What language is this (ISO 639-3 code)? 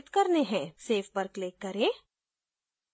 hin